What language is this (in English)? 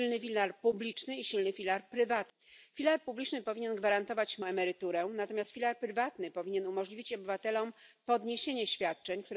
German